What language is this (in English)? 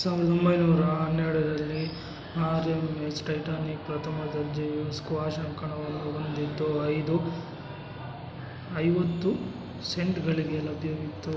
Kannada